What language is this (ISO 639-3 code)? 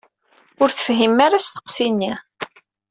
kab